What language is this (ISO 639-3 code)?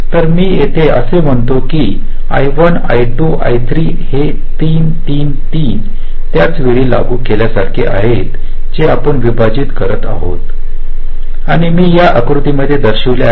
mar